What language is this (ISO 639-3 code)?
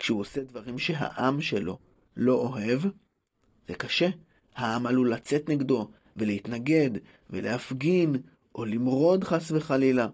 heb